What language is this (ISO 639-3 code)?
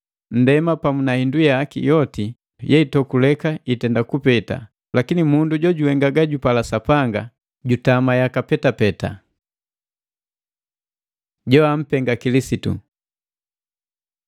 mgv